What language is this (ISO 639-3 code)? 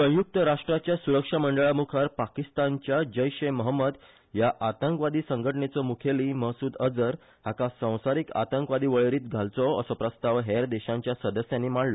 kok